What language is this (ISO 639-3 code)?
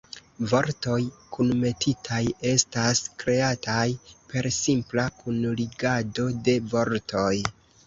epo